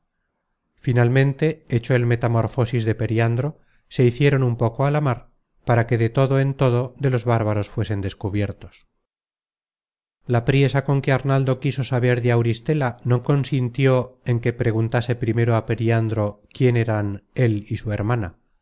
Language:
Spanish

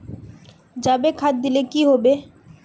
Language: Magahi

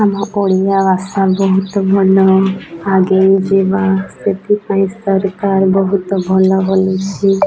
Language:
Odia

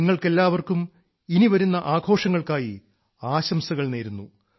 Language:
Malayalam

